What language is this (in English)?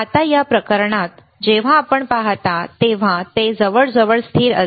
Marathi